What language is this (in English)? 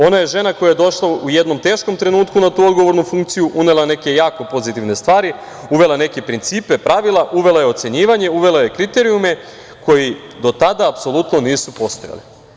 Serbian